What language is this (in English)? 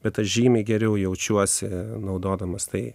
Lithuanian